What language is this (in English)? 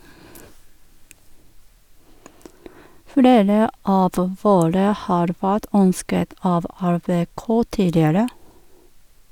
Norwegian